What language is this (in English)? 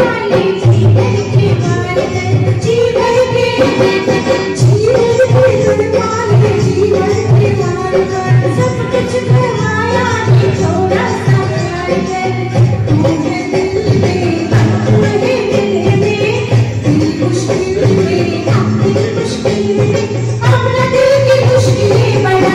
Indonesian